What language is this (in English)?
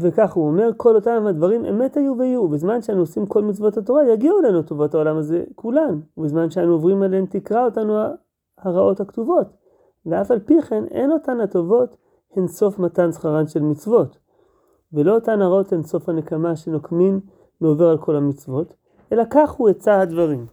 Hebrew